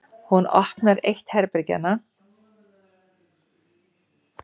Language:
Icelandic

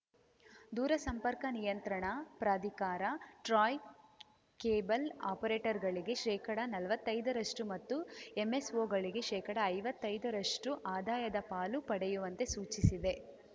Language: Kannada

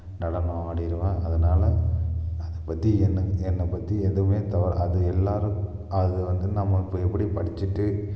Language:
Tamil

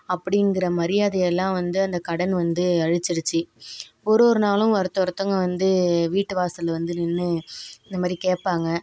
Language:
Tamil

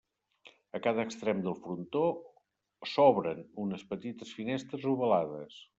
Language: Catalan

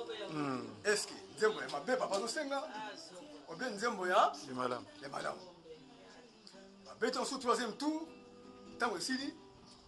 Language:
French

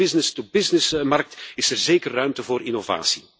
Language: Dutch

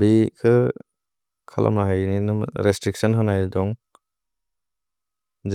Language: Bodo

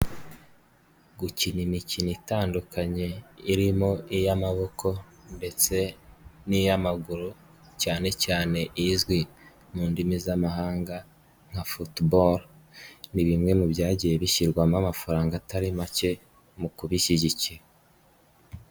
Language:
Kinyarwanda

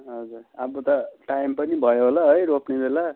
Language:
Nepali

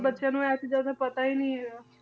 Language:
Punjabi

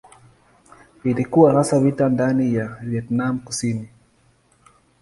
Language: Swahili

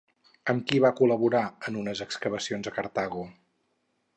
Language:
Catalan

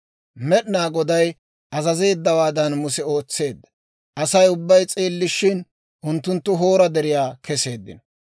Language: Dawro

